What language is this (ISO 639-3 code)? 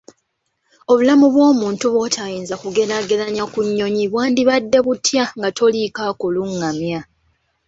lug